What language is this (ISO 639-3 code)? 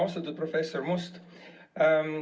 est